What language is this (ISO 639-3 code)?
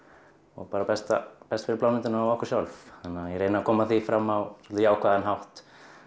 isl